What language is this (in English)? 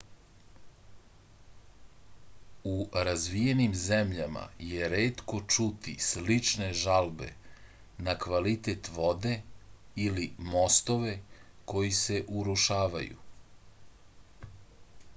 Serbian